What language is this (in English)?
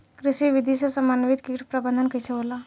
Bhojpuri